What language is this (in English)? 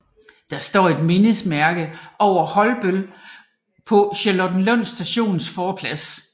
Danish